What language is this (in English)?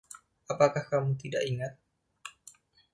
Indonesian